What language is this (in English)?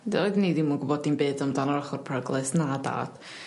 Welsh